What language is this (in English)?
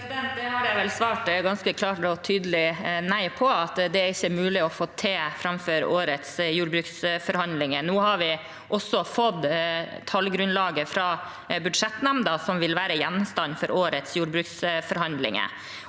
Norwegian